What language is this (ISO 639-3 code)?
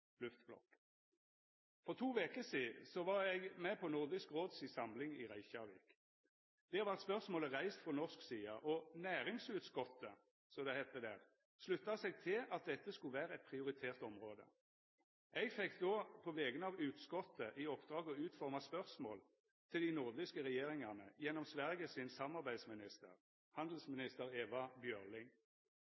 nno